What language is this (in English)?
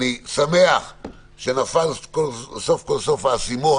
Hebrew